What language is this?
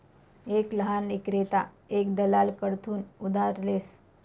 Marathi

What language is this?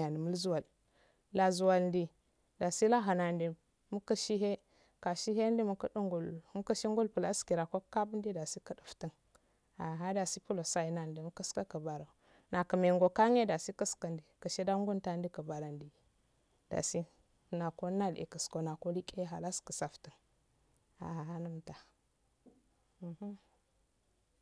Afade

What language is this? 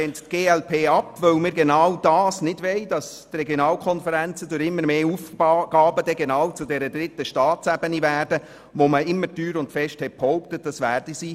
Swiss German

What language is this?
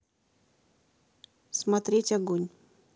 Russian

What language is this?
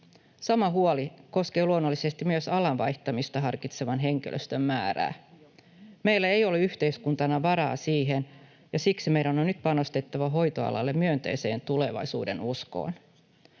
Finnish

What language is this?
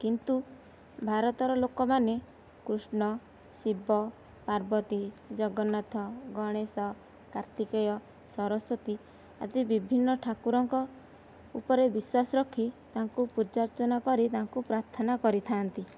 Odia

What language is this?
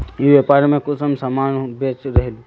Magahi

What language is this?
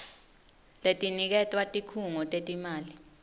Swati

